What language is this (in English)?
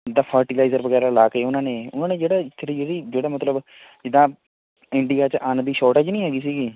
Punjabi